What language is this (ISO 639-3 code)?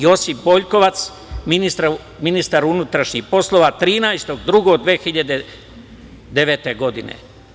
srp